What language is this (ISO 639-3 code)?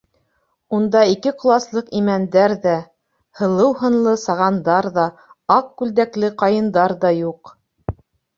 bak